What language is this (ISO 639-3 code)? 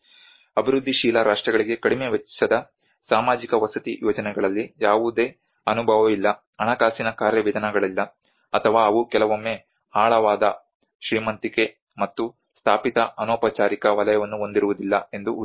kan